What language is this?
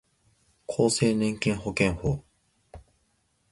Japanese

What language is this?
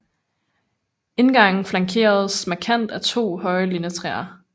Danish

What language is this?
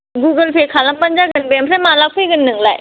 Bodo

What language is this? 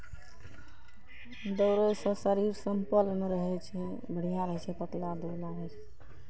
Maithili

